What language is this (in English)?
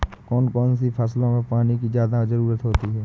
Hindi